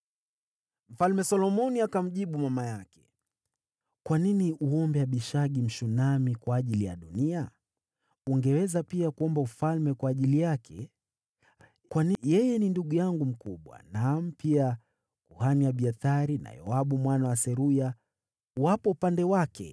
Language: Swahili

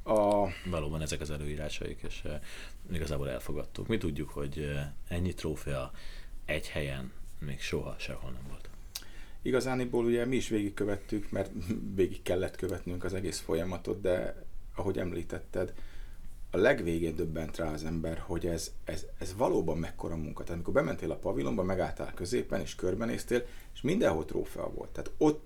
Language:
Hungarian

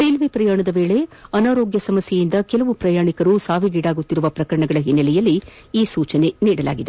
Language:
Kannada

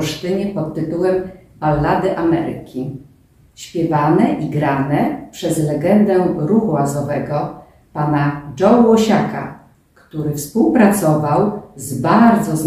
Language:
Polish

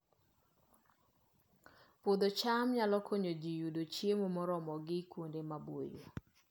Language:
Luo (Kenya and Tanzania)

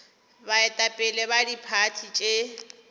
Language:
Northern Sotho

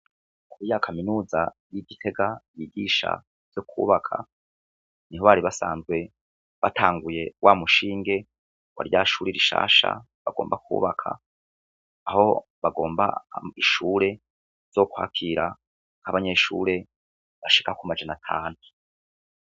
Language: Rundi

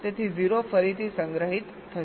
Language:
Gujarati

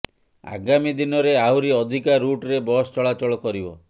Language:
Odia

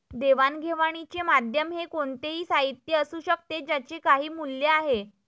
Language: Marathi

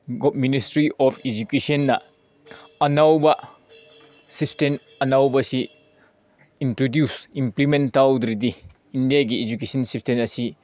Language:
Manipuri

